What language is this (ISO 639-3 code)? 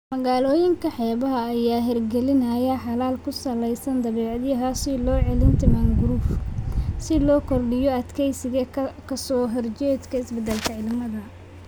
som